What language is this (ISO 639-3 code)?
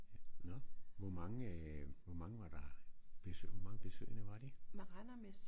dan